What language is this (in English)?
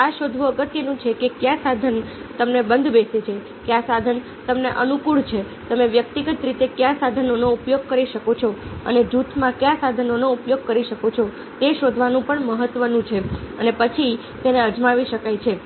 Gujarati